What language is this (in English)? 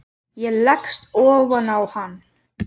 Icelandic